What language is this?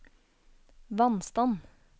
Norwegian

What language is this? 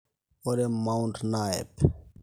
Masai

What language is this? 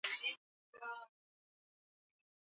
Swahili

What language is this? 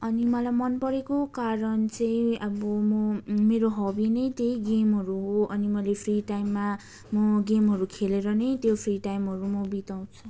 Nepali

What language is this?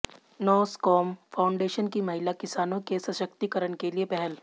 Hindi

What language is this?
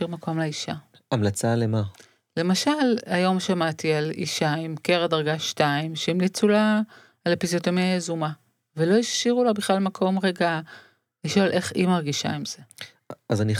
Hebrew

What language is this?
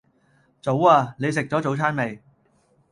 Cantonese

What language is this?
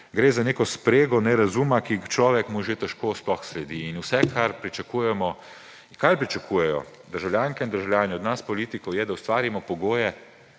Slovenian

